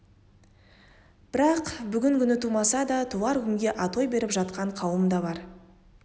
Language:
Kazakh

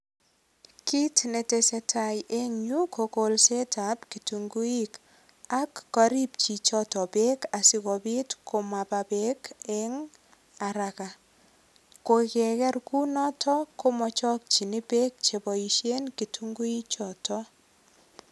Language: Kalenjin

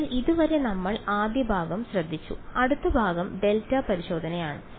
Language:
Malayalam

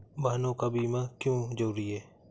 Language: Hindi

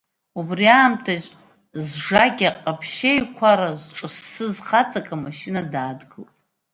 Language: Abkhazian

